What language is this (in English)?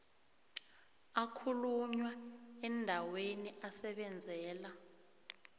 South Ndebele